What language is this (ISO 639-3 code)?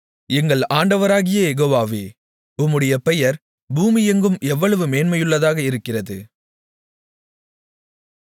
tam